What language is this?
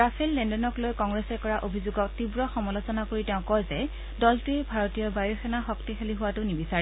Assamese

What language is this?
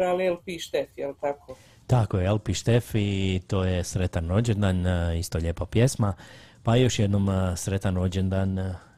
Croatian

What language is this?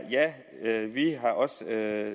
Danish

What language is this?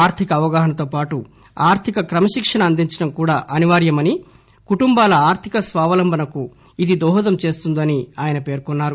Telugu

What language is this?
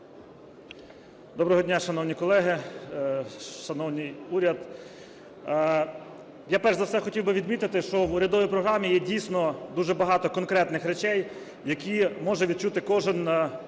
Ukrainian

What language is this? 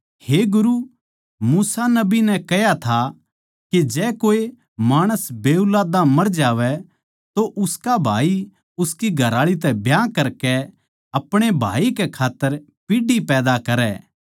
Haryanvi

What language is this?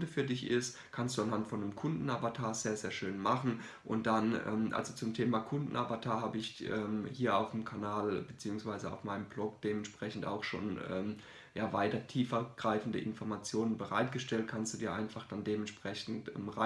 German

